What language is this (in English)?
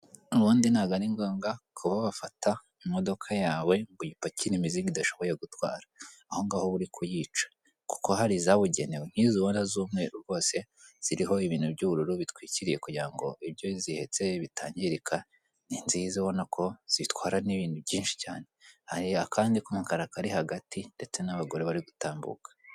Kinyarwanda